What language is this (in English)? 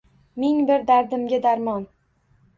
Uzbek